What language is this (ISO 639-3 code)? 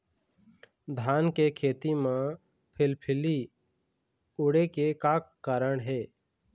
hne